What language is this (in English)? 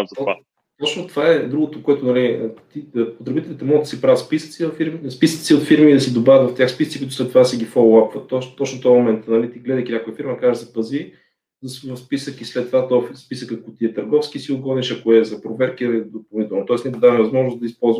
Bulgarian